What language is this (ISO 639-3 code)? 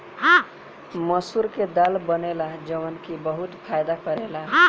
bho